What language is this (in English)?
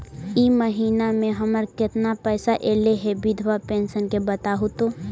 Magahi